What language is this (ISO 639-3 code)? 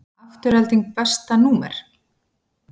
isl